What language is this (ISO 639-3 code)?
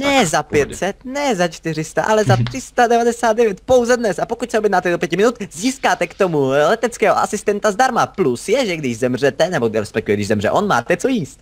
ces